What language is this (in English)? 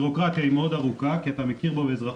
Hebrew